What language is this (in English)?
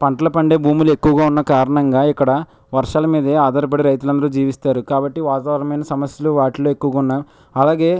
Telugu